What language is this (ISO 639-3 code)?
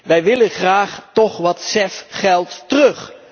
nld